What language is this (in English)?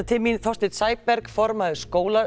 Icelandic